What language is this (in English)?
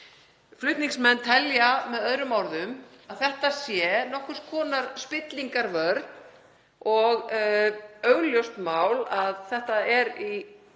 Icelandic